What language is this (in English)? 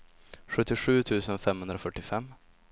Swedish